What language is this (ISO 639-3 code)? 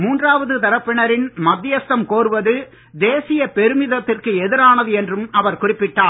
tam